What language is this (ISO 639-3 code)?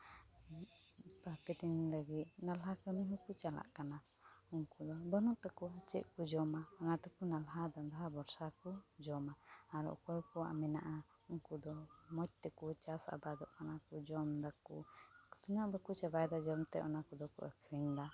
sat